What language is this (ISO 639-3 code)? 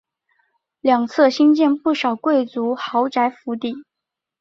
zho